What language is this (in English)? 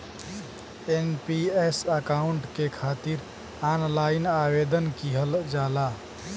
Bhojpuri